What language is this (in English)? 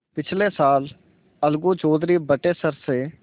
Hindi